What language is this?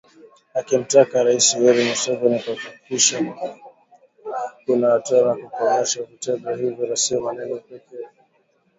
Swahili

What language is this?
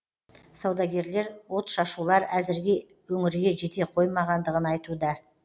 Kazakh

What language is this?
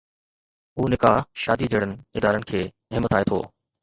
Sindhi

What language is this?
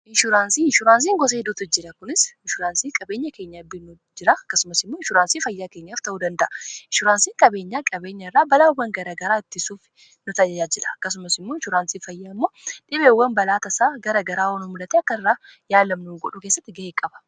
Oromo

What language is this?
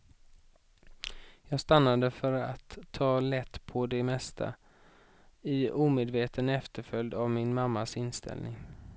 Swedish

